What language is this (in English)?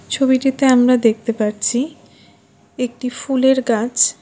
Bangla